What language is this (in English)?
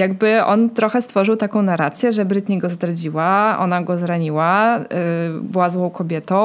Polish